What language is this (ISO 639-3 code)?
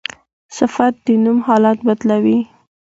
pus